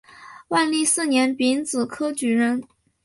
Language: Chinese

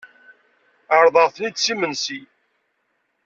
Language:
Kabyle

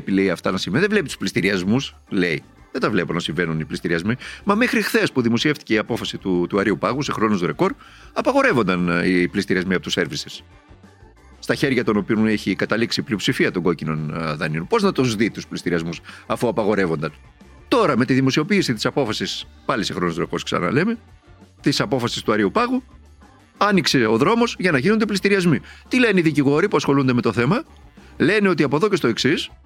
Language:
Greek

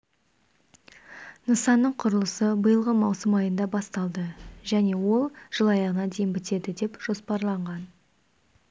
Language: Kazakh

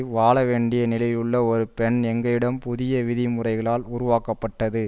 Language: Tamil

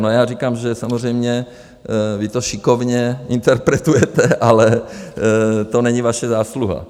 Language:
Czech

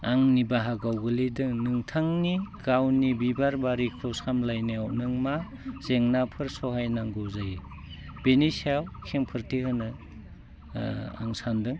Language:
Bodo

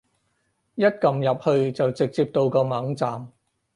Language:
Cantonese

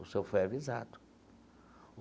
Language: Portuguese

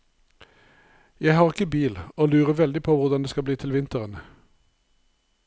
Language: Norwegian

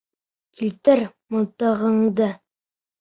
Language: Bashkir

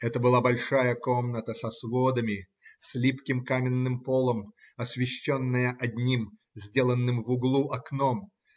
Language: Russian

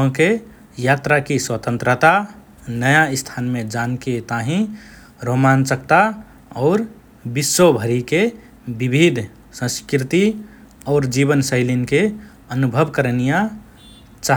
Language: Rana Tharu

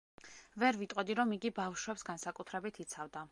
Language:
Georgian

